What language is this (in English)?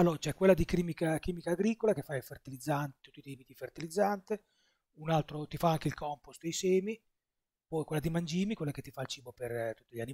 Italian